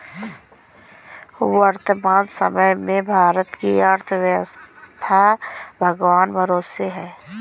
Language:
Hindi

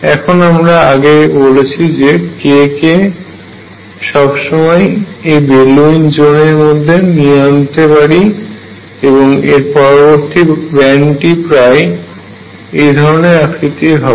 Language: Bangla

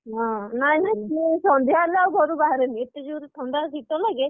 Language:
Odia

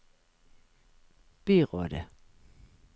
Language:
Norwegian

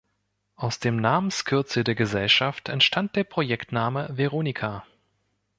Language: German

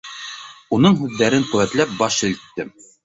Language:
Bashkir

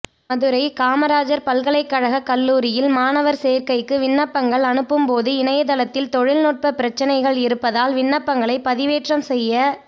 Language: Tamil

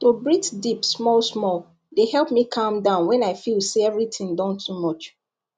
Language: Nigerian Pidgin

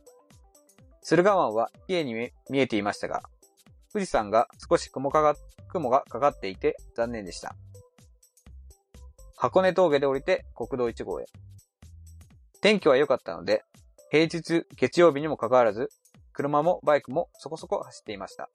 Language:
Japanese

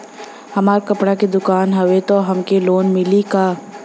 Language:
Bhojpuri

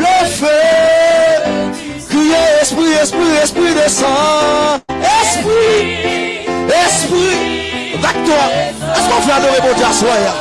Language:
French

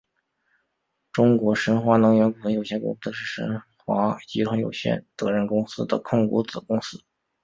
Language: Chinese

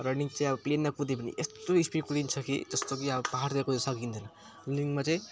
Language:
Nepali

